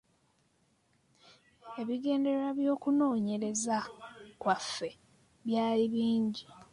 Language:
Ganda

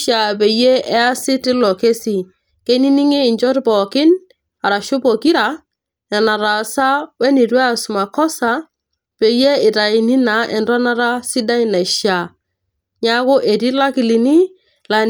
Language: Masai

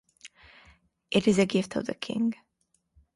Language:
English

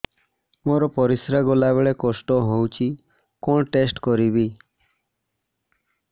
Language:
Odia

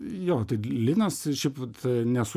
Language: Lithuanian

